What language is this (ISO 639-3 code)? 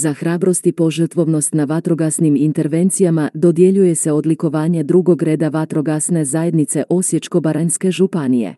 hrv